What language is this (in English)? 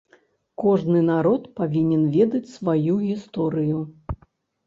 Belarusian